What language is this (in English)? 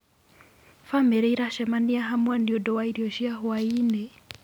Kikuyu